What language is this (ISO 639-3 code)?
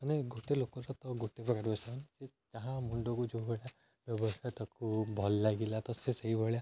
ori